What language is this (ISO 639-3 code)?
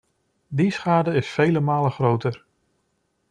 nld